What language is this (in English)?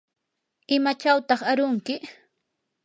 Yanahuanca Pasco Quechua